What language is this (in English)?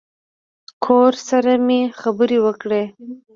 Pashto